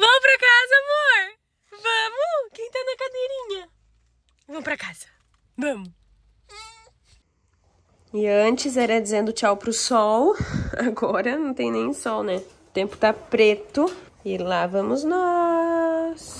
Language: Portuguese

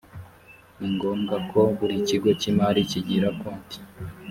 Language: Kinyarwanda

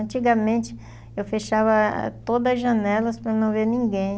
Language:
Portuguese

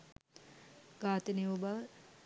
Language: Sinhala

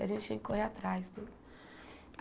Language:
Portuguese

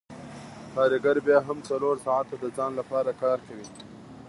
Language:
Pashto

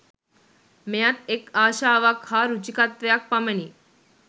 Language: Sinhala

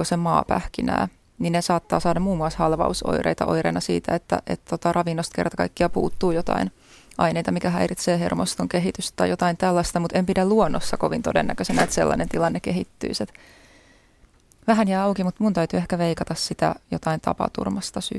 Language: Finnish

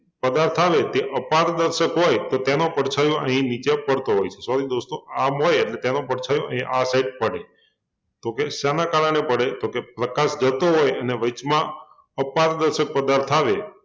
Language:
Gujarati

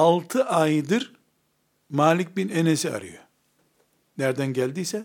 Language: Turkish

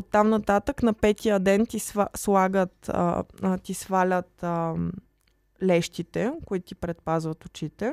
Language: Bulgarian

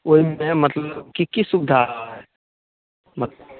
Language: Maithili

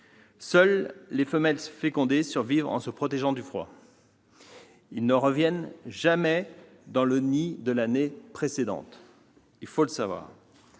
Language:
French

